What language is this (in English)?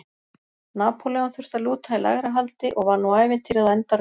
Icelandic